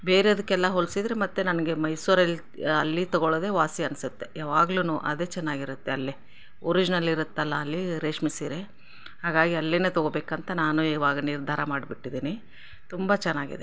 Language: Kannada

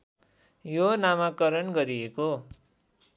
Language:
Nepali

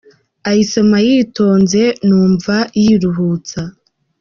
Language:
Kinyarwanda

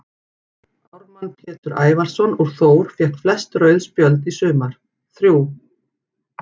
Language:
Icelandic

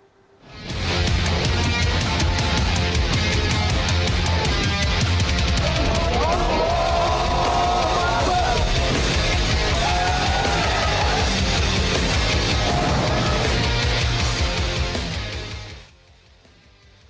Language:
Indonesian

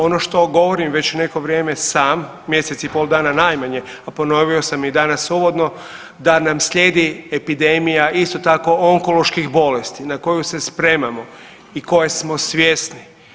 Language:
Croatian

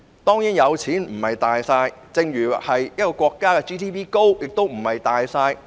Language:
Cantonese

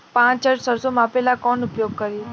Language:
Bhojpuri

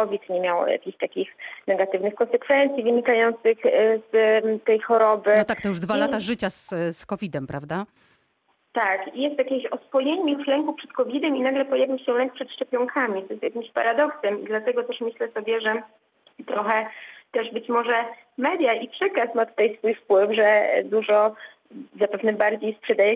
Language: Polish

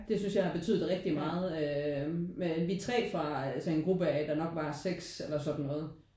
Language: Danish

